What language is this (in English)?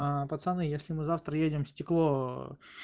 Russian